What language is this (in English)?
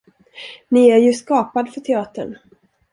Swedish